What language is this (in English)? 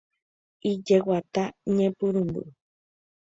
Guarani